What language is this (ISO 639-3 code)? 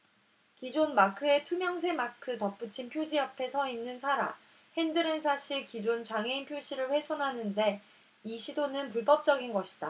kor